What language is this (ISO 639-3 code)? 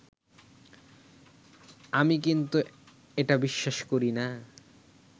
ben